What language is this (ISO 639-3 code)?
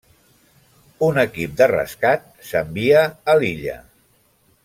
cat